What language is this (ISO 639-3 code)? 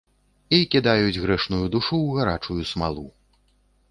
bel